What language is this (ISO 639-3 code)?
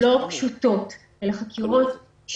heb